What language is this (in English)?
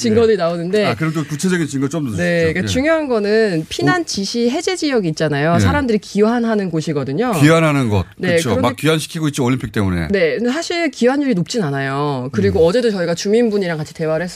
Korean